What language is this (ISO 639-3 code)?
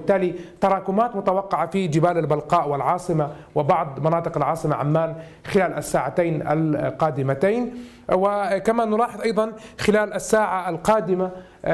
ara